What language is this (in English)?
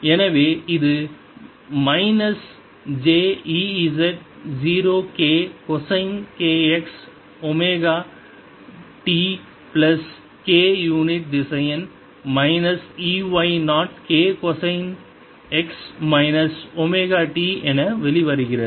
Tamil